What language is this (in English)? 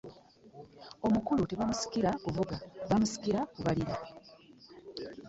Ganda